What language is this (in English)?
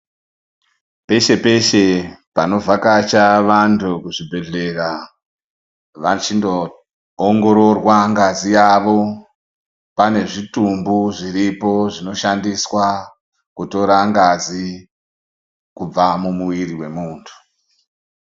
Ndau